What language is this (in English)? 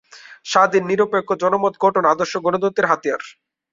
Bangla